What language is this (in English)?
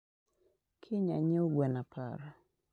Luo (Kenya and Tanzania)